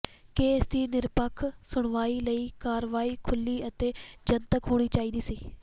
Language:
Punjabi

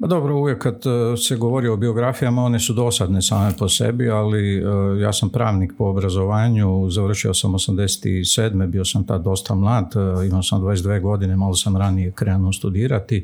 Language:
Croatian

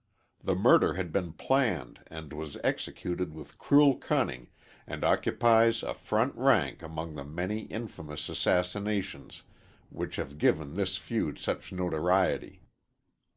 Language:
English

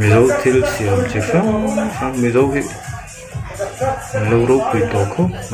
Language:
Arabic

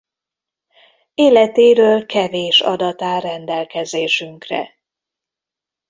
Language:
Hungarian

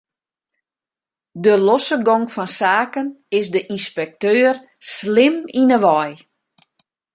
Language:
Western Frisian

